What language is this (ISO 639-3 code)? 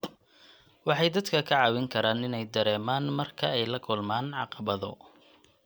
som